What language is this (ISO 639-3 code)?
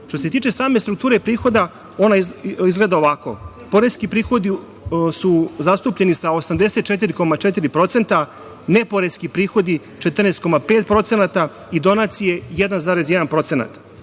srp